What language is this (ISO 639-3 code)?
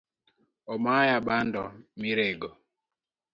luo